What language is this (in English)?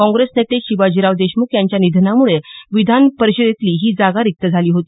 Marathi